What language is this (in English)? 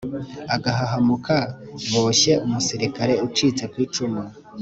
Kinyarwanda